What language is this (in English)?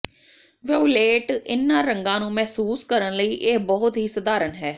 Punjabi